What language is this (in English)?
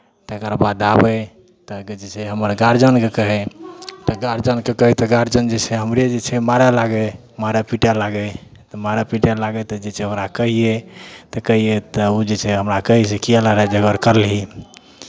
Maithili